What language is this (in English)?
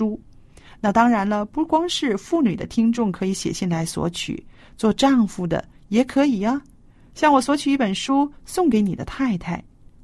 Chinese